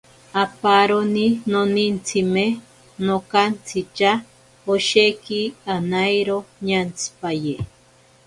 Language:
Ashéninka Perené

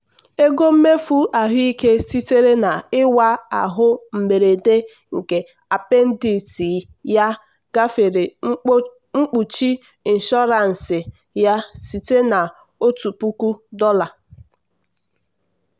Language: Igbo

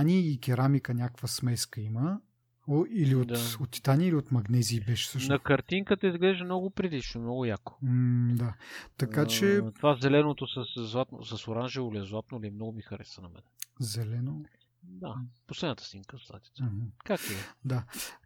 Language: Bulgarian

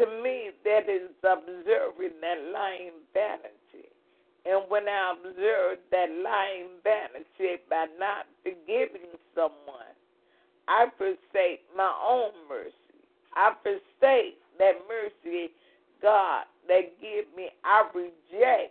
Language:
English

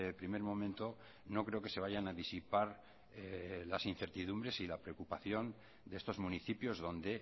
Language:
Spanish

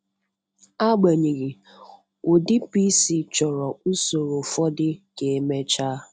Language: Igbo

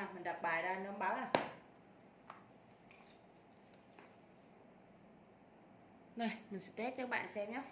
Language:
Vietnamese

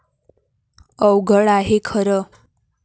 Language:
Marathi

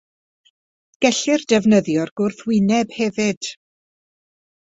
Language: Welsh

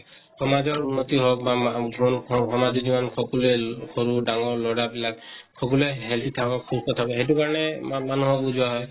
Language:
Assamese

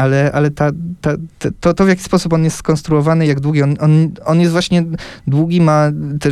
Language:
Polish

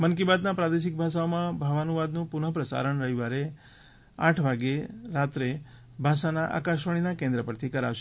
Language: Gujarati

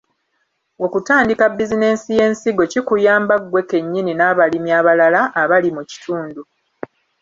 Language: Ganda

